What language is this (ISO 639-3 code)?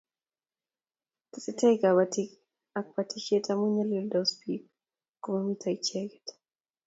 kln